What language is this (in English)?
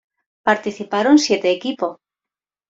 Spanish